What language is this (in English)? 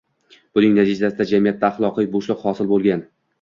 Uzbek